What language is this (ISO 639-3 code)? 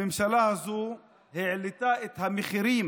heb